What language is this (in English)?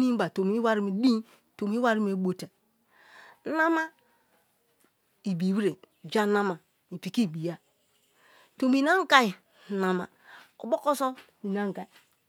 Kalabari